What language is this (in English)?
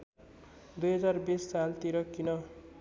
Nepali